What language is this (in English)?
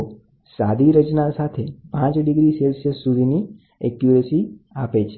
Gujarati